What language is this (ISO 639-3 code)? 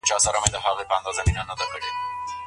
pus